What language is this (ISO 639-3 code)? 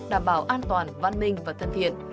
vie